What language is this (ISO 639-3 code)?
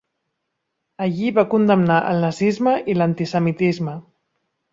cat